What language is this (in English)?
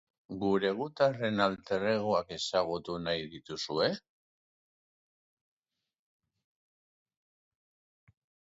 Basque